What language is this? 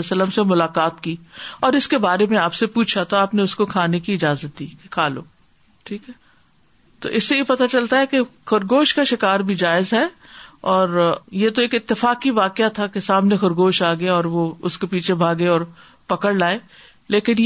Urdu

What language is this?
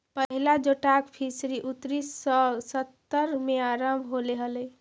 Magahi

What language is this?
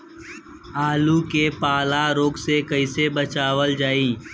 Bhojpuri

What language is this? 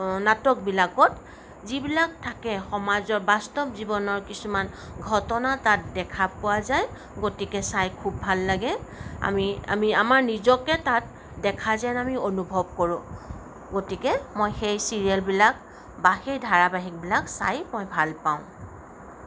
Assamese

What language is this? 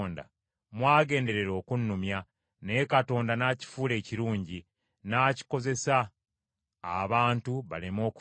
Ganda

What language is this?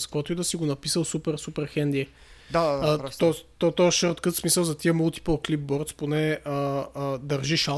Bulgarian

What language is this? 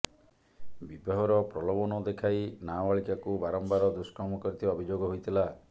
Odia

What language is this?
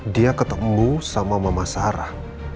Indonesian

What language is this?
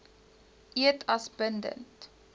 Afrikaans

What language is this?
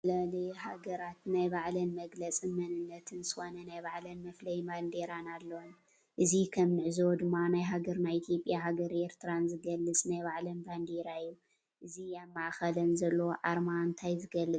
Tigrinya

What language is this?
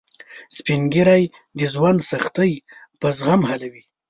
Pashto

